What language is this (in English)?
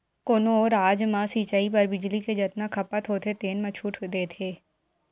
Chhattisgarhi